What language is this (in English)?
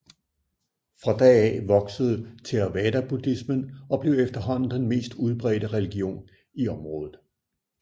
Danish